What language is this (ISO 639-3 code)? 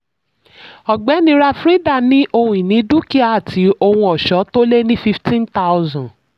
yor